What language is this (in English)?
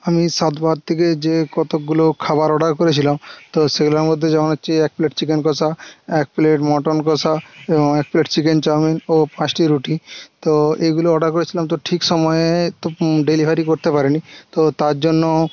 Bangla